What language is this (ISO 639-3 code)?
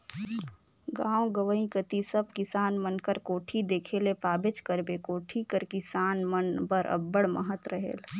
hne